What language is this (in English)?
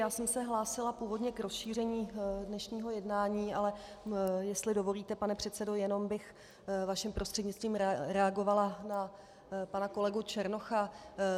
Czech